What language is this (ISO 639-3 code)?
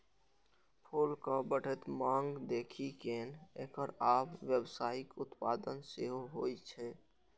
mai